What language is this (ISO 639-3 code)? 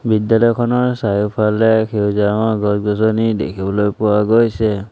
asm